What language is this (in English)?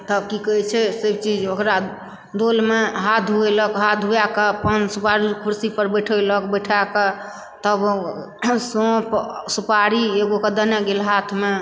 Maithili